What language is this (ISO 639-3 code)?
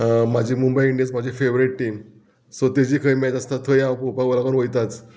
kok